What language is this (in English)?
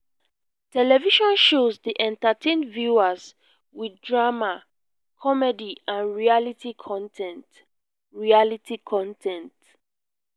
Nigerian Pidgin